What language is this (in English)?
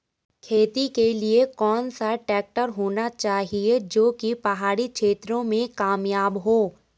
Hindi